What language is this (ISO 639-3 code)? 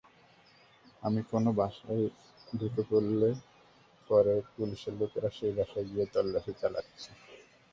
ben